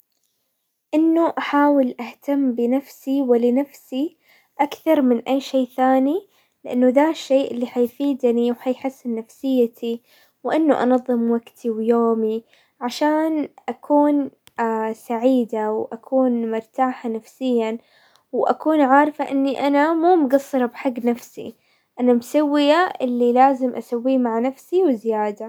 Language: Hijazi Arabic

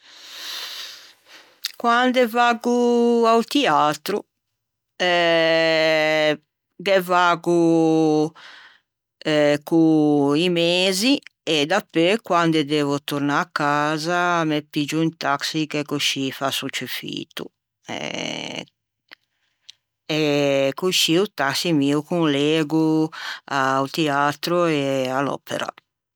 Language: Ligurian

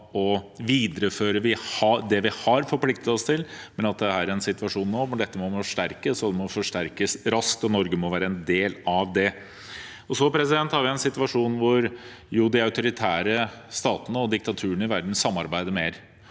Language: Norwegian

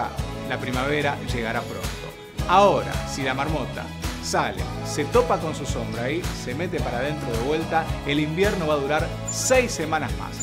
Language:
Spanish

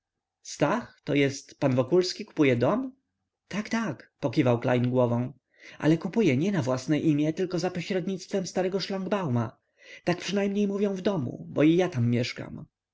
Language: Polish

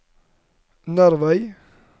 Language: Norwegian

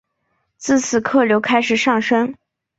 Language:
Chinese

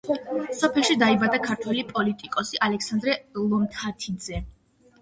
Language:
Georgian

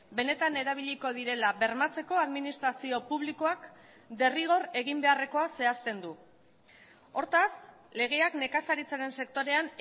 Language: Basque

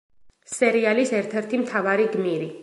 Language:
Georgian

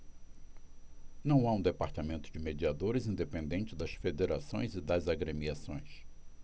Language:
Portuguese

